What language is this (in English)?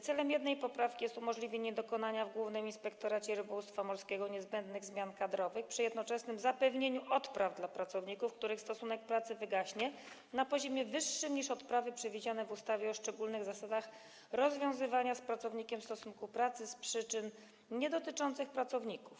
Polish